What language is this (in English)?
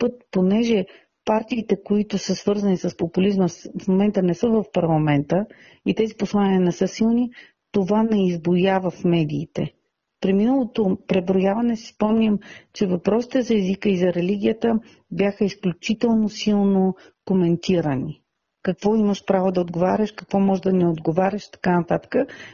Bulgarian